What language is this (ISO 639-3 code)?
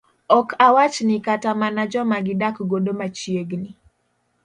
luo